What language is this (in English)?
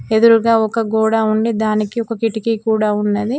Telugu